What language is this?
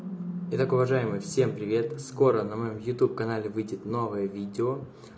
Russian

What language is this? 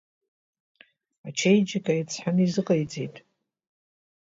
Abkhazian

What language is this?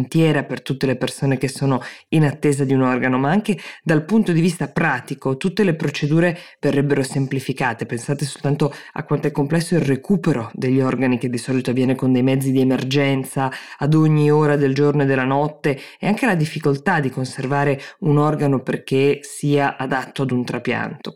Italian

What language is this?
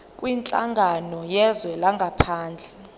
Zulu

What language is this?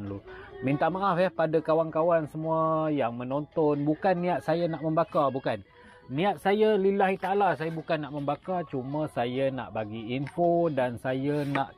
Malay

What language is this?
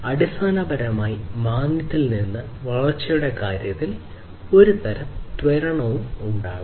Malayalam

